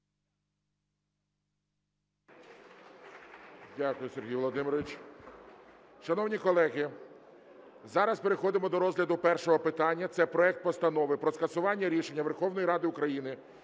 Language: Ukrainian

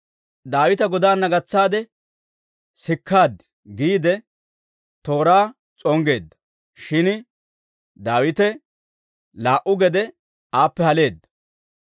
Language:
Dawro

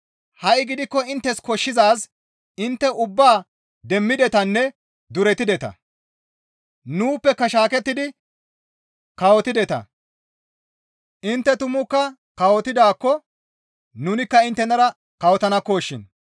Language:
Gamo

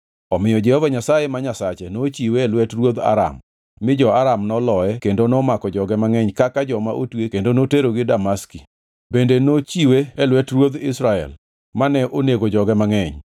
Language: Luo (Kenya and Tanzania)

